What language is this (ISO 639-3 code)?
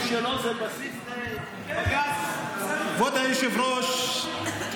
heb